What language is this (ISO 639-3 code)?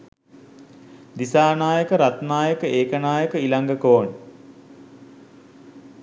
sin